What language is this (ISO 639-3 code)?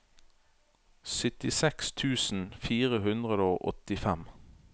nor